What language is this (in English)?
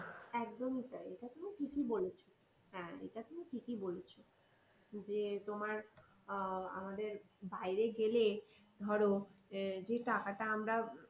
Bangla